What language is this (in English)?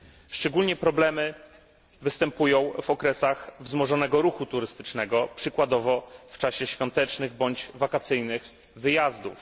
Polish